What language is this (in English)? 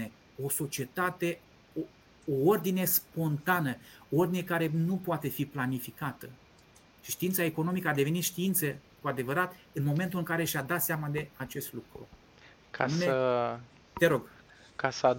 Romanian